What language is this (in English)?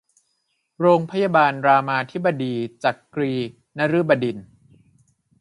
Thai